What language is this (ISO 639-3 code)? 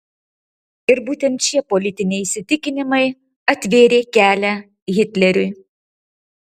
lit